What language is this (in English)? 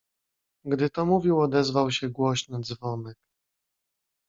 Polish